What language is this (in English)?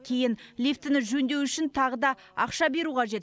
Kazakh